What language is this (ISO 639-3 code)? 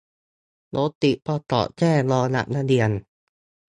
tha